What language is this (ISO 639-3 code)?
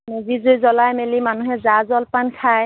asm